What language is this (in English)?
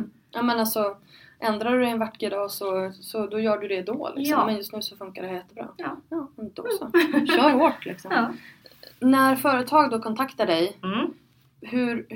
Swedish